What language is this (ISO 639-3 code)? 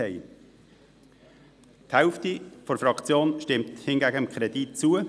gsw